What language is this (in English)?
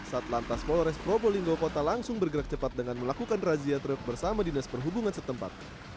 Indonesian